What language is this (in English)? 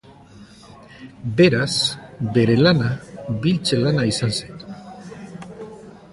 Basque